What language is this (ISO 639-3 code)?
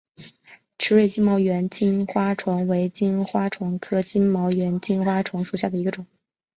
zho